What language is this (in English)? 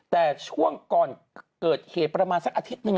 Thai